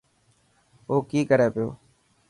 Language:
Dhatki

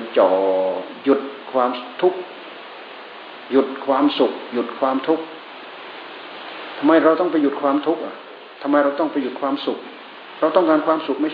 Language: Thai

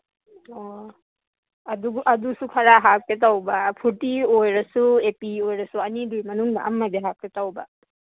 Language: Manipuri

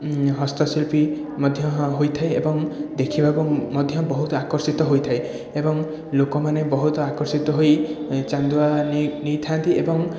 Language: Odia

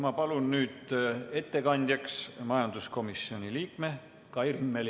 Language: Estonian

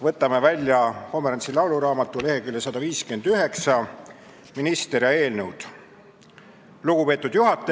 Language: Estonian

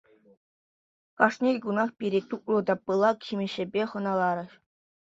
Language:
Chuvash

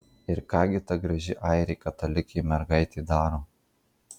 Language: Lithuanian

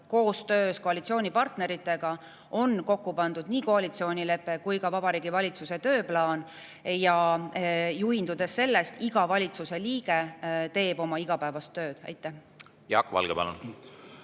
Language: Estonian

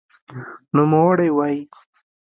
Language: Pashto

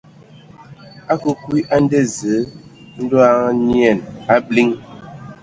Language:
Ewondo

